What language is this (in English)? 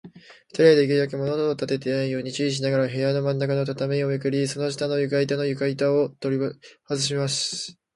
Japanese